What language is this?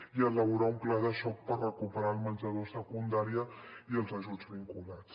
Catalan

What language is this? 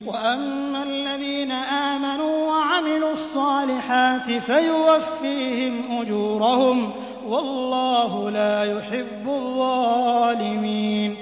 Arabic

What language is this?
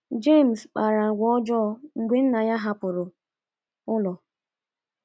Igbo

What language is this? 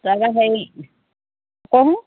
Assamese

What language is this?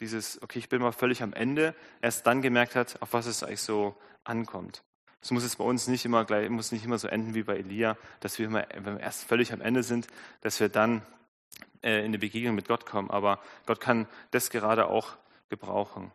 German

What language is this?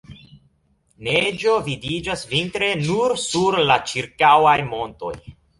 Esperanto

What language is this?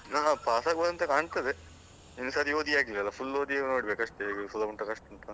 Kannada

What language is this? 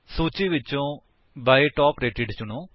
Punjabi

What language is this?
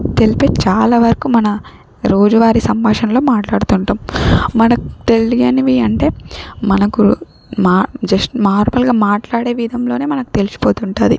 Telugu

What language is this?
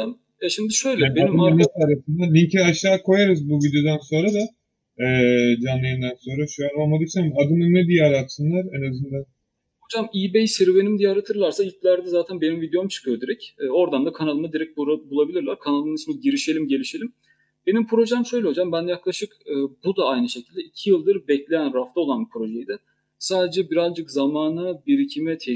Turkish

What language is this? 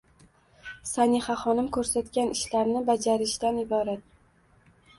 Uzbek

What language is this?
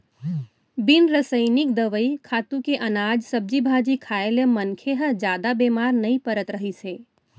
Chhattisgarhi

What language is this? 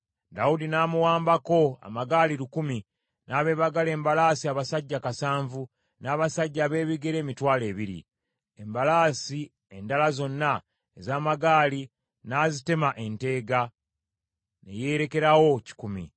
Ganda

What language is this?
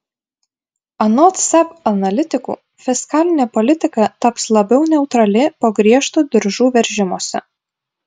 Lithuanian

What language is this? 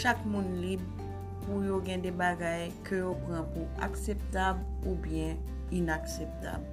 Filipino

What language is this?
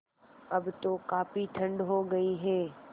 Hindi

